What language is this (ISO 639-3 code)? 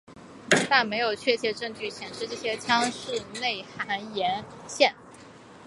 zho